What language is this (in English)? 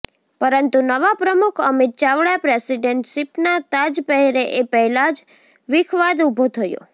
Gujarati